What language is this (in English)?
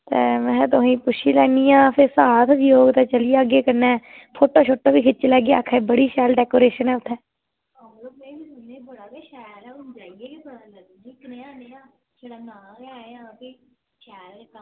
Dogri